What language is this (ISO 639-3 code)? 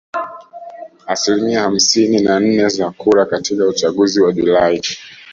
swa